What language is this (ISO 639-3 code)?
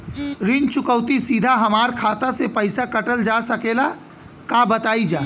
bho